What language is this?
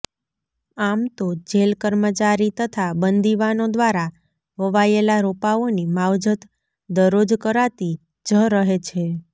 Gujarati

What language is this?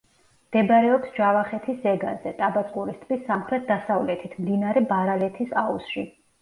Georgian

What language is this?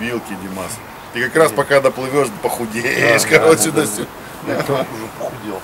Russian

